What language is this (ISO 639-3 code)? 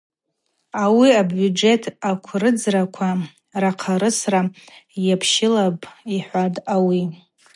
abq